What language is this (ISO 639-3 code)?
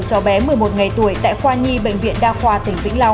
vie